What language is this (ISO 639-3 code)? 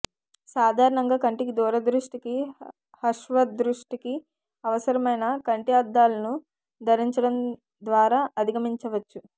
tel